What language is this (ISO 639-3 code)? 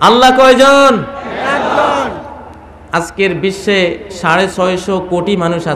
ara